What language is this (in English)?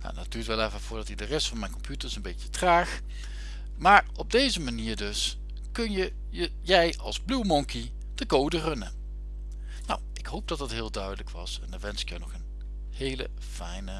Dutch